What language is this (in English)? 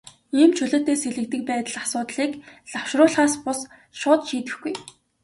Mongolian